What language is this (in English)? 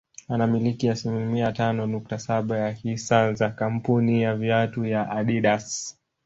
Swahili